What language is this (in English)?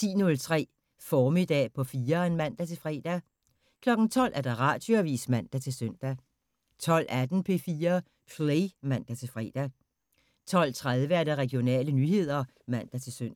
Danish